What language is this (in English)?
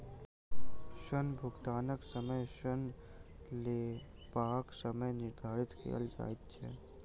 Maithili